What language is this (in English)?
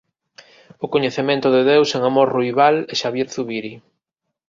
Galician